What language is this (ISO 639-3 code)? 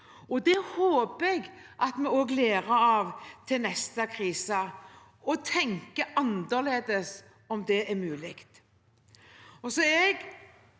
nor